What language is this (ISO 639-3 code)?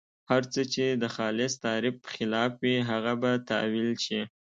pus